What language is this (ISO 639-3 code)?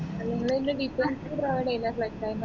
mal